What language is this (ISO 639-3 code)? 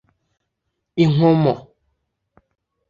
kin